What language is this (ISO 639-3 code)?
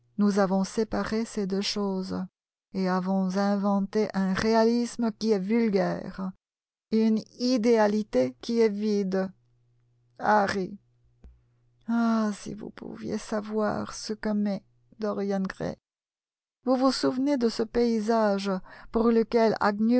fra